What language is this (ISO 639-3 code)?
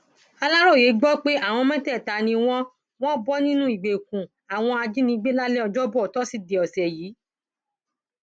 yor